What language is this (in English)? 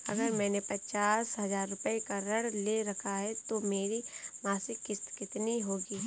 Hindi